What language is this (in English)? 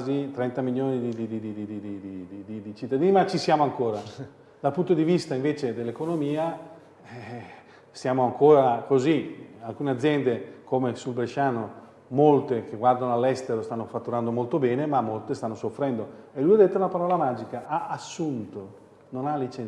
Italian